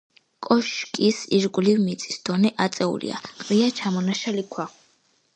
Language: Georgian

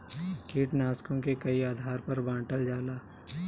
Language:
Bhojpuri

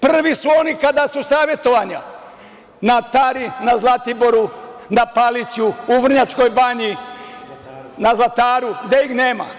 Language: Serbian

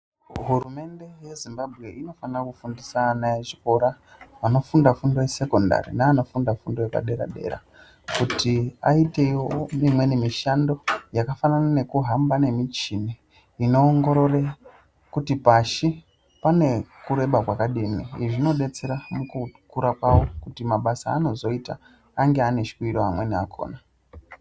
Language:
Ndau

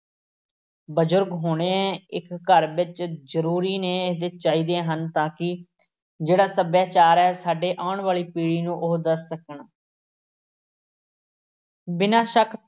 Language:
Punjabi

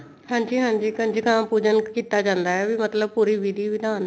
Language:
Punjabi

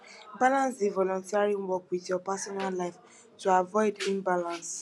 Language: Nigerian Pidgin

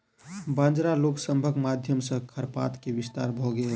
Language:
Maithili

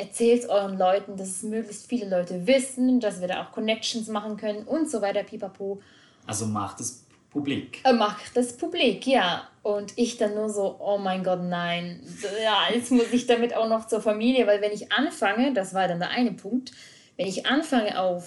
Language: German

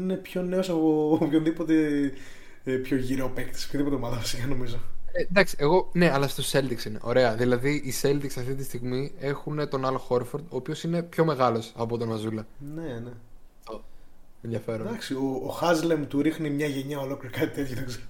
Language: Greek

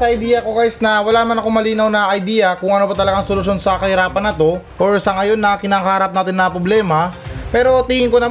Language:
Filipino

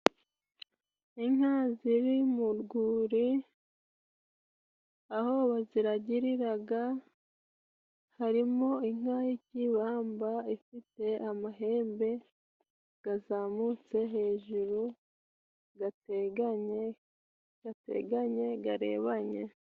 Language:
Kinyarwanda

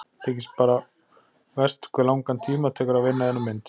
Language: Icelandic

